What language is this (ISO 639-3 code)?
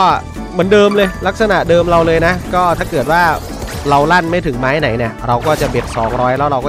tha